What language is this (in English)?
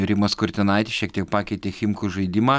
Lithuanian